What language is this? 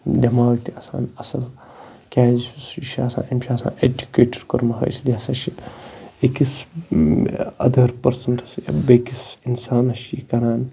Kashmiri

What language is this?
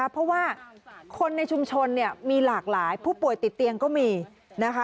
Thai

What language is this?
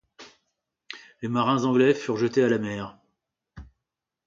French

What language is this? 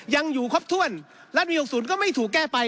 Thai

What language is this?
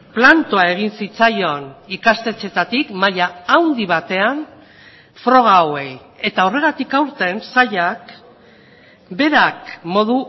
Basque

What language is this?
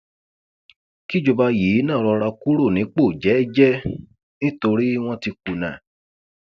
Yoruba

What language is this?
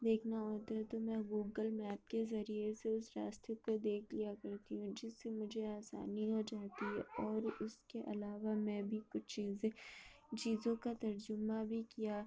Urdu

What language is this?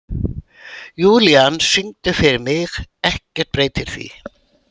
Icelandic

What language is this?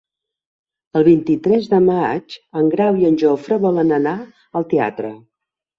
Catalan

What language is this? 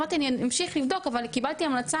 Hebrew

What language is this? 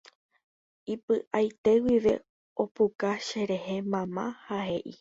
Guarani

